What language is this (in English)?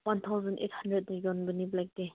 Manipuri